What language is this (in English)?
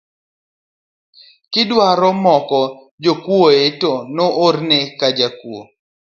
Luo (Kenya and Tanzania)